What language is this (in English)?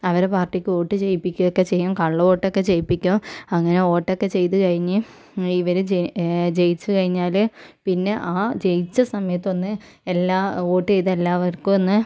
Malayalam